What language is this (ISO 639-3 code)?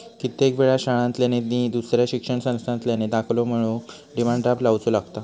mar